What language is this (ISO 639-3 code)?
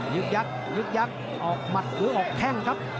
tha